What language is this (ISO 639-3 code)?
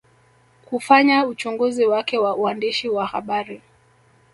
swa